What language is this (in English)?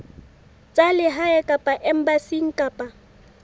Southern Sotho